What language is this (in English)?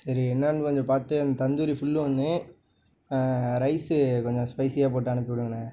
Tamil